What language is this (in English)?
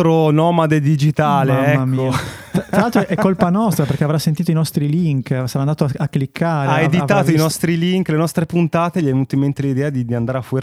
Italian